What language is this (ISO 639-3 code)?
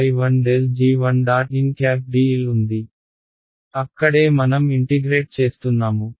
tel